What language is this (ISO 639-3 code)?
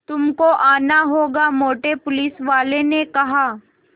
hin